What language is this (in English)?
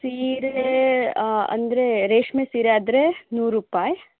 Kannada